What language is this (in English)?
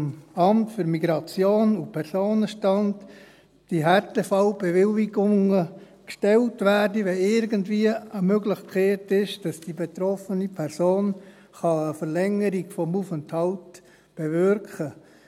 Swiss German